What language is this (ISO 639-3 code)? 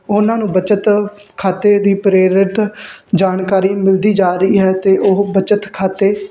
pan